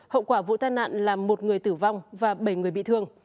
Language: Vietnamese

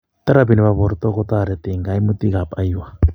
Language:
Kalenjin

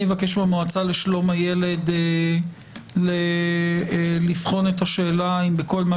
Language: Hebrew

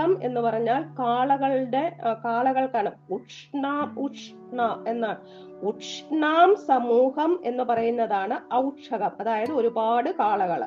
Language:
Malayalam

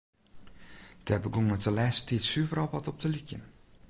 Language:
Western Frisian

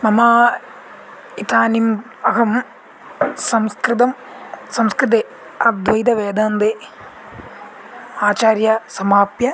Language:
Sanskrit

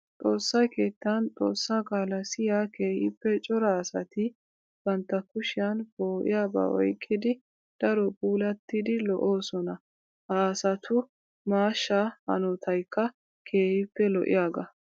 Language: Wolaytta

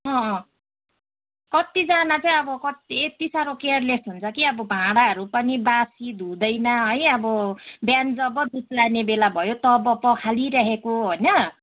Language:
Nepali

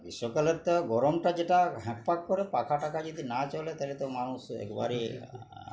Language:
Bangla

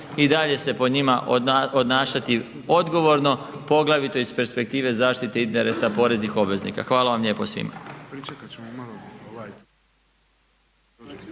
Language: Croatian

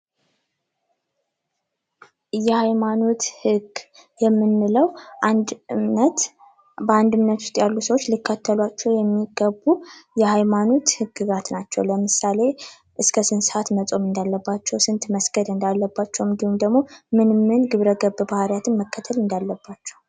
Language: Amharic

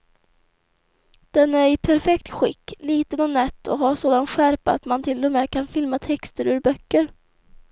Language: Swedish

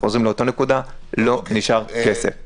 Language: Hebrew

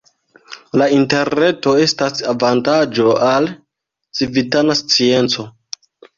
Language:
Esperanto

